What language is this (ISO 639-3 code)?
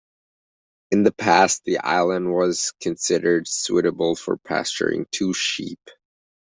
eng